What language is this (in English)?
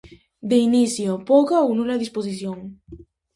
Galician